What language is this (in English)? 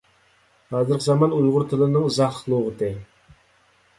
Uyghur